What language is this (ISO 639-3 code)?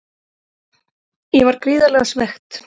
isl